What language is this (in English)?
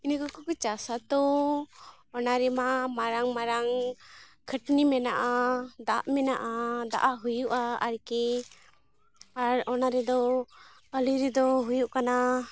Santali